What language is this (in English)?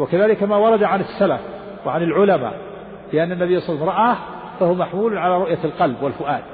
Arabic